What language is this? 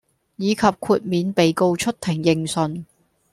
Cantonese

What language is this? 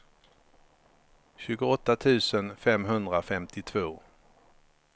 Swedish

